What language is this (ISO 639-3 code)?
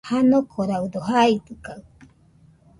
hux